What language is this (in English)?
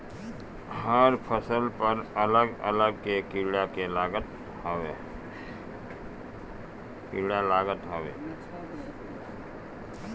Bhojpuri